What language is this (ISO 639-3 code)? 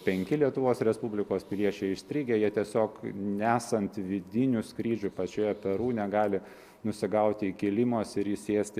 lit